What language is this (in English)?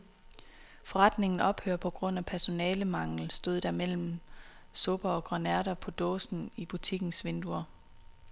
Danish